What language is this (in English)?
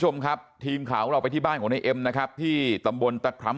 Thai